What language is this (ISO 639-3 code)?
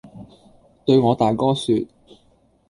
yue